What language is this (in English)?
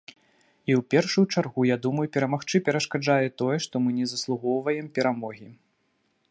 Belarusian